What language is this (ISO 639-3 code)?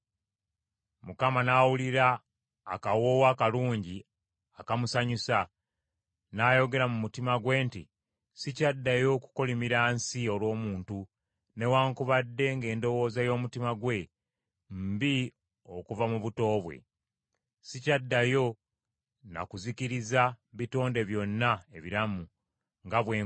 lug